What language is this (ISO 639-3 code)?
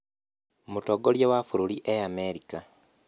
kik